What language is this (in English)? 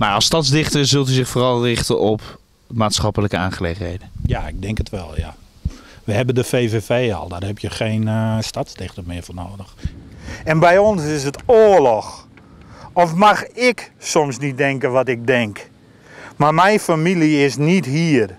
Dutch